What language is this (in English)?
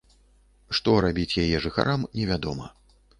Belarusian